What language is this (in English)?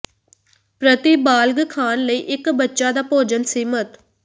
Punjabi